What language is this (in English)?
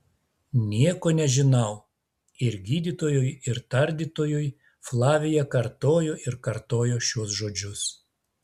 Lithuanian